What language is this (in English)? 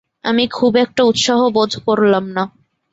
Bangla